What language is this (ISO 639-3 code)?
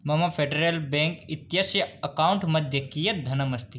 san